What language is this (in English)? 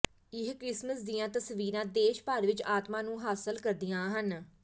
Punjabi